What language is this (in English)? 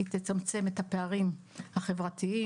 Hebrew